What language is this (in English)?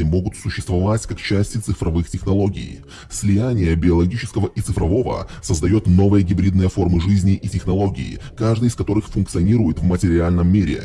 Russian